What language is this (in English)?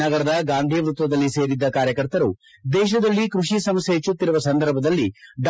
Kannada